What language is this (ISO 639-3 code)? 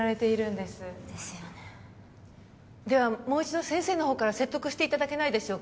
jpn